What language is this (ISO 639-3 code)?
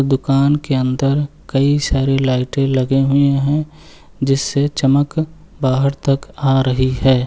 hin